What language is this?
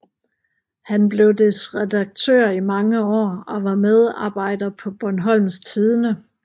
Danish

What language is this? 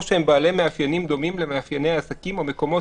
Hebrew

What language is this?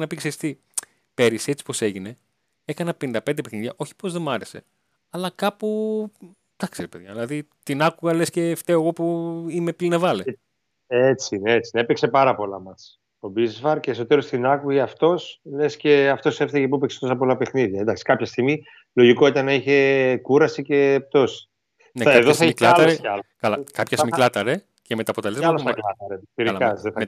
Greek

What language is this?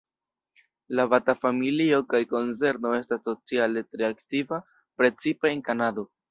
Esperanto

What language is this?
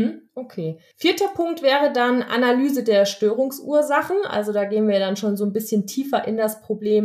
German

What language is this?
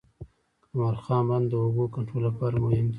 Pashto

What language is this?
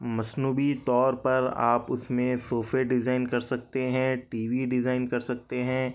Urdu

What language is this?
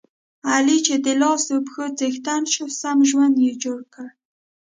Pashto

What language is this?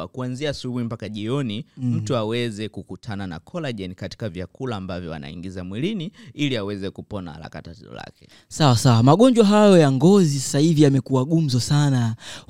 Swahili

